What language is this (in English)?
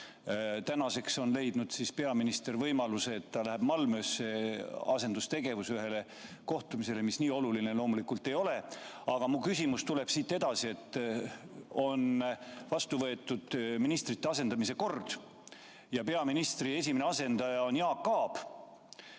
Estonian